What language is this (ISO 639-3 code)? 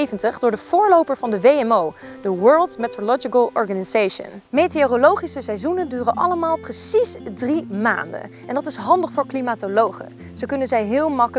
nld